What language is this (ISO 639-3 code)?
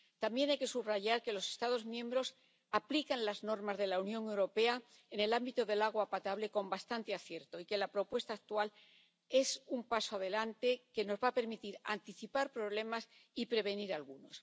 spa